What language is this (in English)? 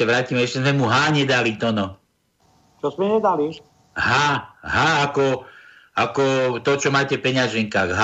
Slovak